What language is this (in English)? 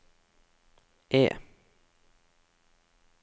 Norwegian